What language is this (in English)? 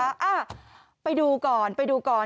Thai